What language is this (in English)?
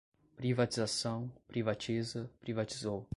Portuguese